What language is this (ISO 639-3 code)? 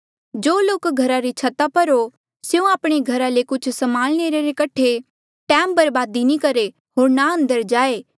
mjl